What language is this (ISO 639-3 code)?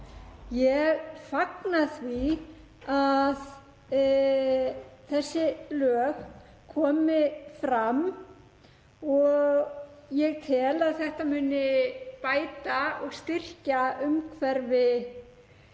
isl